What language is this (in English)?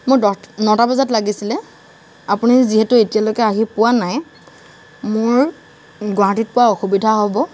Assamese